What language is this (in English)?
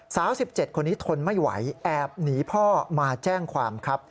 Thai